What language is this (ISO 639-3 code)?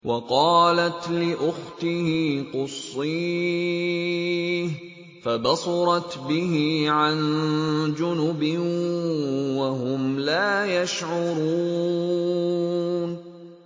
ara